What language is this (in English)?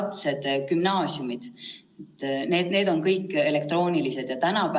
Estonian